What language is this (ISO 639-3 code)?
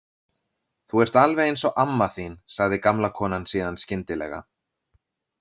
isl